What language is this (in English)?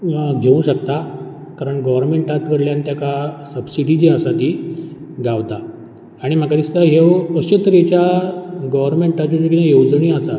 Konkani